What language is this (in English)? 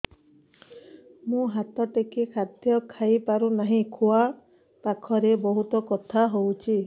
Odia